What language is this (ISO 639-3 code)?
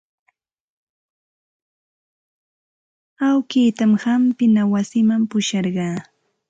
qxt